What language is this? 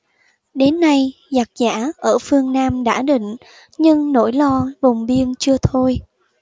Vietnamese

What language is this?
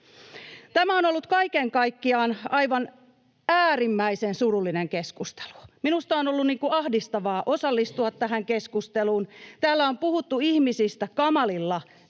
Finnish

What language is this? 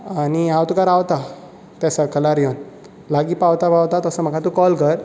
Konkani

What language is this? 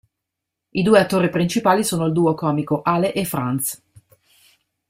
Italian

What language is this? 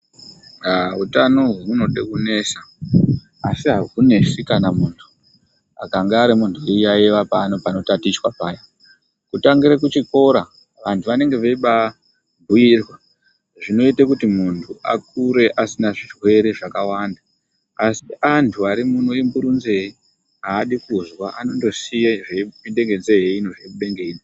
Ndau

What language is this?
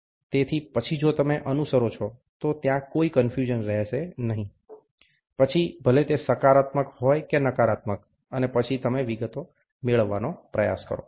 Gujarati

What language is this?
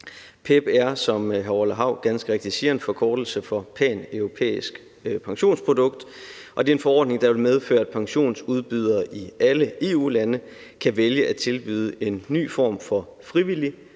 Danish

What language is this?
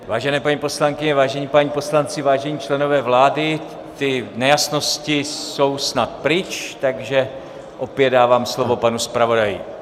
Czech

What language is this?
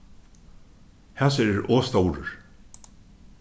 Faroese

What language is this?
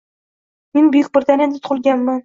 Uzbek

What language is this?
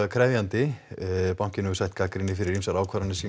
Icelandic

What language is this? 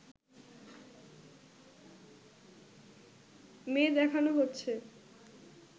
Bangla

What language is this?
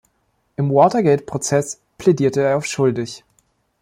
German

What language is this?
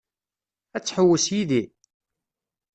Kabyle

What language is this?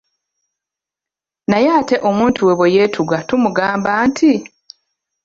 Ganda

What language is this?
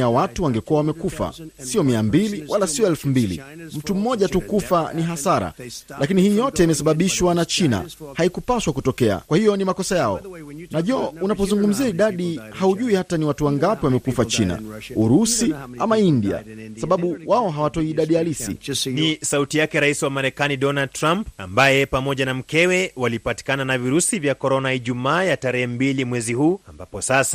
Swahili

